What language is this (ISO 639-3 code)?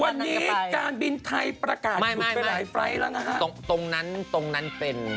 tha